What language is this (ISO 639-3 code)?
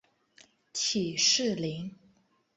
zho